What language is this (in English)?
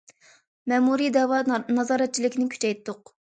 Uyghur